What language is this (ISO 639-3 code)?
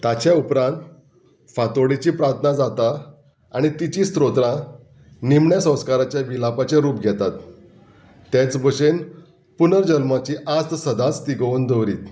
kok